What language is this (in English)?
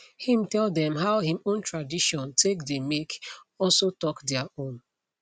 Nigerian Pidgin